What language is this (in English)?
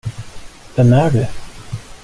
Swedish